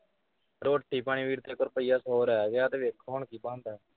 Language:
Punjabi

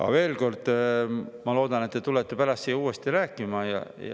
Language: Estonian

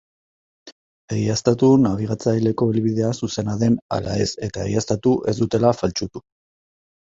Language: Basque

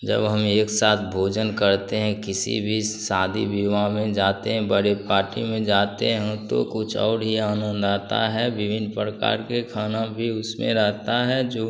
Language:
Hindi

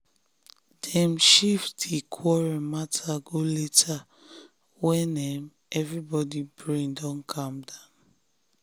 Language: Nigerian Pidgin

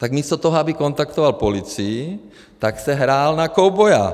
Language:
Czech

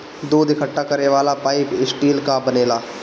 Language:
Bhojpuri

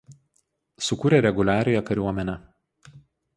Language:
Lithuanian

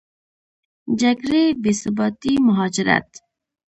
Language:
Pashto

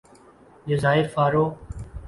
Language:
Urdu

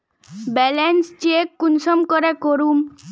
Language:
Magahi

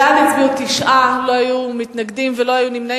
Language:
Hebrew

